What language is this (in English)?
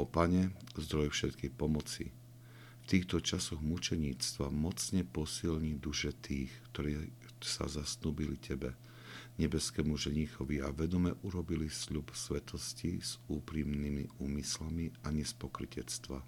Slovak